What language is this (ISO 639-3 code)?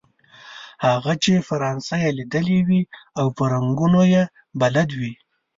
pus